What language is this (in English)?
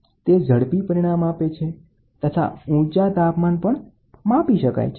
Gujarati